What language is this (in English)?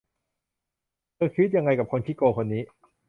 Thai